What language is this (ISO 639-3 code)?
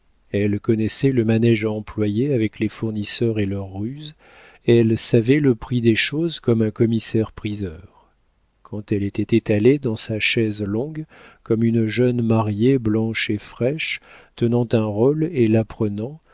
fra